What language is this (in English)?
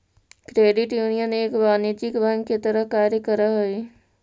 Magahi